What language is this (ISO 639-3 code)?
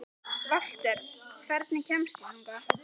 isl